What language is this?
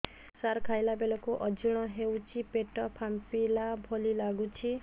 Odia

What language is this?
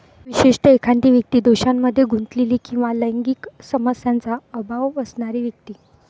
Marathi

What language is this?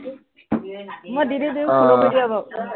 Assamese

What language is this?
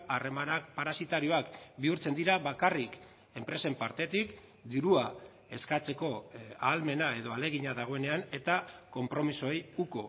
Basque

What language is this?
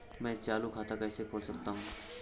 Hindi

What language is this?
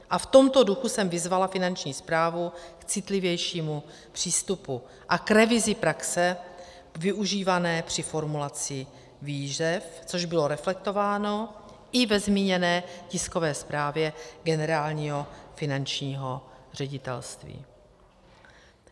Czech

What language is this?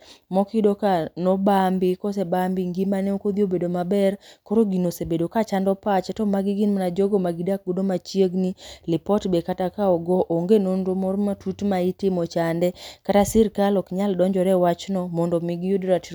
Luo (Kenya and Tanzania)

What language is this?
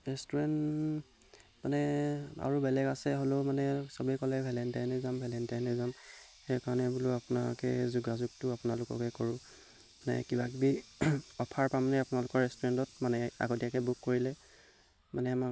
Assamese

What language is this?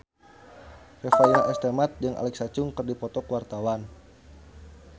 Sundanese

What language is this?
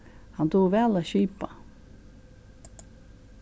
Faroese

